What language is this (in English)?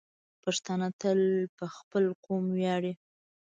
Pashto